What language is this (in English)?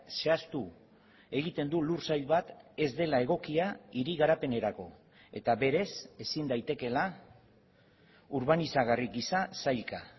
Basque